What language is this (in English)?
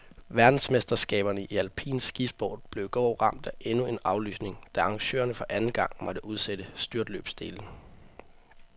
Danish